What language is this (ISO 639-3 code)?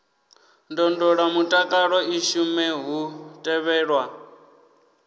ven